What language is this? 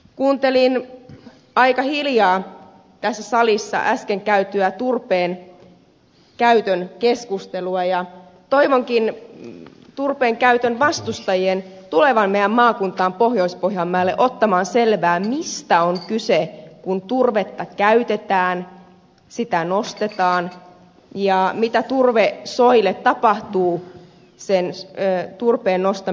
Finnish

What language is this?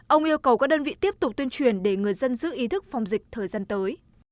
Vietnamese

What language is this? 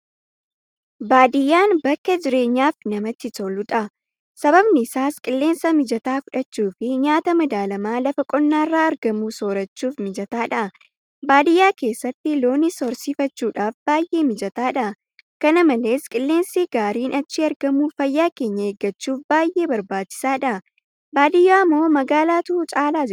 Oromo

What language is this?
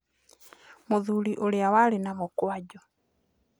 Kikuyu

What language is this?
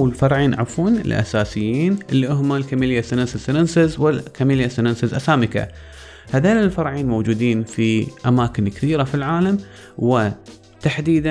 Arabic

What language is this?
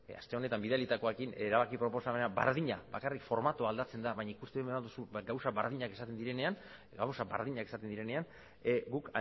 Basque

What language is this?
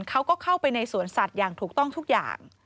Thai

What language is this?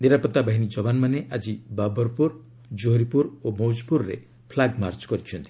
Odia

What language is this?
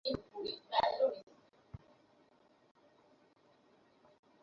Bangla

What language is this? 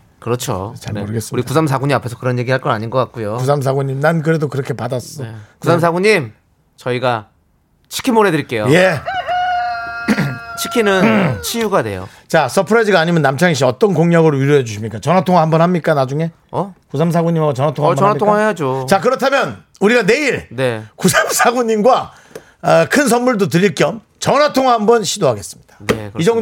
Korean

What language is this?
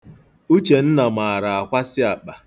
Igbo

